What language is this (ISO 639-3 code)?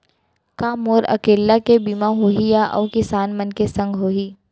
hne